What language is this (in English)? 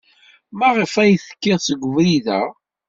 Kabyle